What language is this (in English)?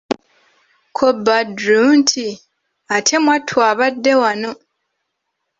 Ganda